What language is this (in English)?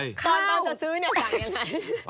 Thai